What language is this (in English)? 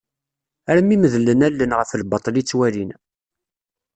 Kabyle